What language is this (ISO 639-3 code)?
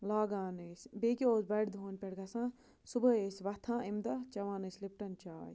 kas